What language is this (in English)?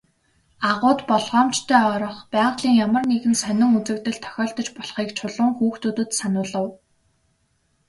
Mongolian